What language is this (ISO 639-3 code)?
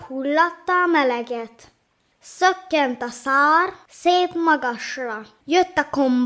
hun